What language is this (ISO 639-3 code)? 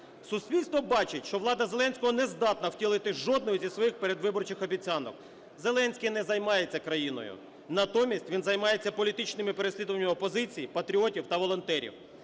ukr